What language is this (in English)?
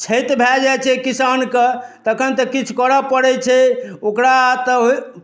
Maithili